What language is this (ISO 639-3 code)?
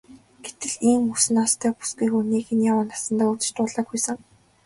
mon